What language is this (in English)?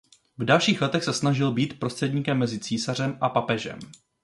Czech